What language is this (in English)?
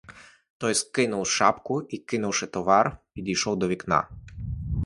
Ukrainian